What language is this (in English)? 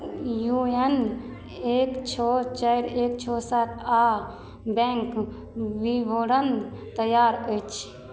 Maithili